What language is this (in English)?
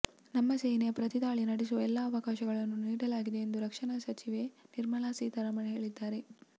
Kannada